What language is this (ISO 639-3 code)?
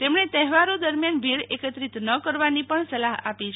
guj